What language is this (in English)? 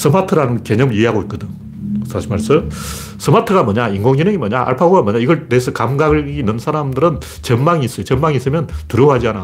Korean